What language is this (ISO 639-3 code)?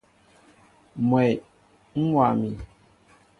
mbo